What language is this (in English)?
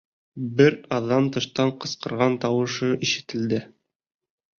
Bashkir